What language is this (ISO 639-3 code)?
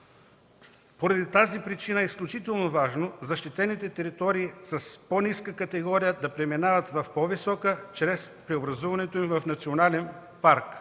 bul